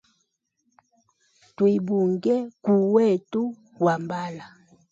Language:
Hemba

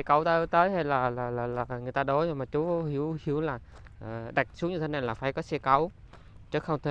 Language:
Vietnamese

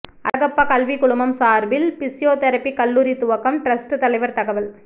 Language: Tamil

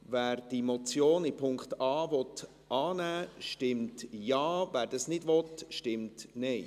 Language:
Swiss German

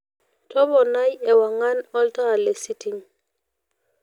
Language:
Masai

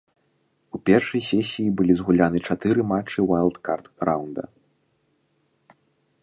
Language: Belarusian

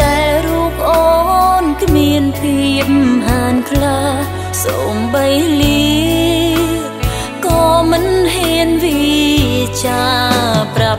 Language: Vietnamese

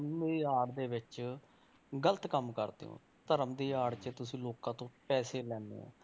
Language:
Punjabi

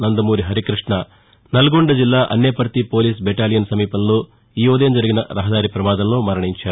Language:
Telugu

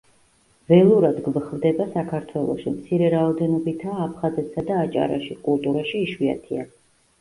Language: Georgian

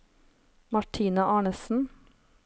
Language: Norwegian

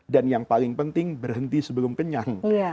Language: Indonesian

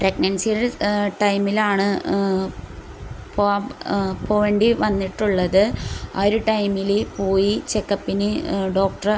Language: Malayalam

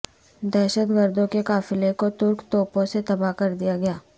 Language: Urdu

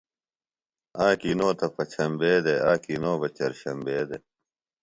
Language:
Phalura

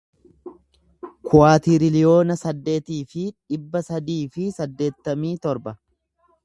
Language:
Oromo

